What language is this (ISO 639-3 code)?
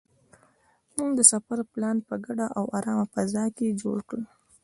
pus